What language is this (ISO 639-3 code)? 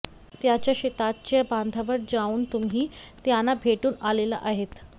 mar